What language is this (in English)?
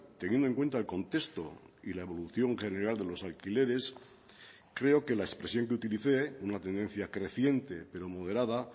Spanish